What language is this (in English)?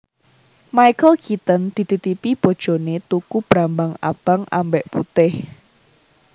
Javanese